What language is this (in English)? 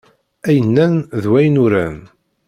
Kabyle